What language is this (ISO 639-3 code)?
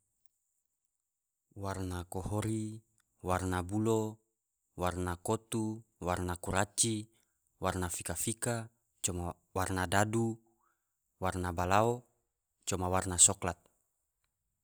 tvo